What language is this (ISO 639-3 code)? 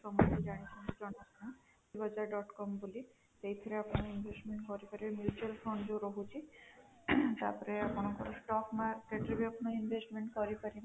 ori